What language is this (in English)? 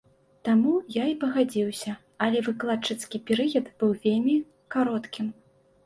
Belarusian